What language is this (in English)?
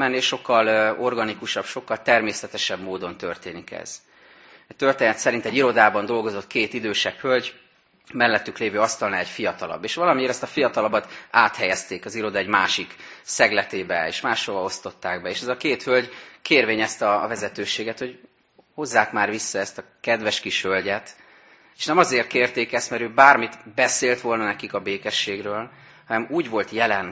Hungarian